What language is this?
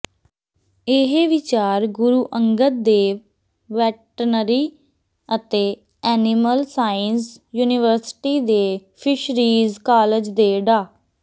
Punjabi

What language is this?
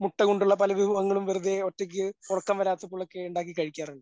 Malayalam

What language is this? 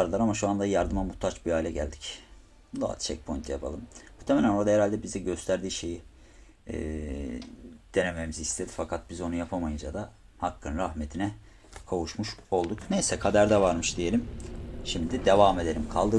Turkish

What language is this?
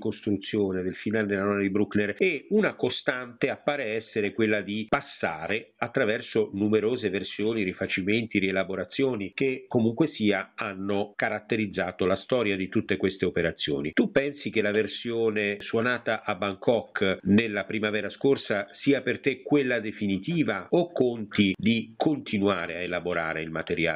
Italian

